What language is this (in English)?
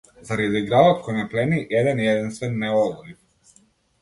Macedonian